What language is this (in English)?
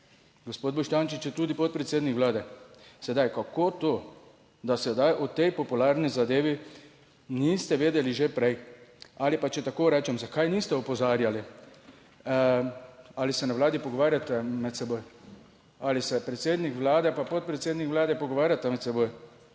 Slovenian